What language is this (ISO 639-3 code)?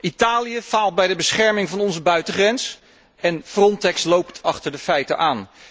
nld